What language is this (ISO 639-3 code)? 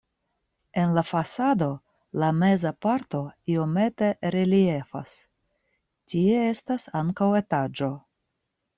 epo